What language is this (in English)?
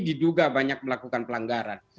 Indonesian